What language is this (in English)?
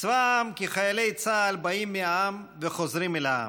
Hebrew